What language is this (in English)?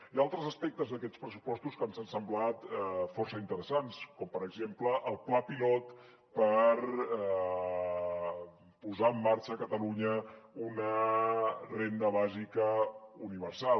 Catalan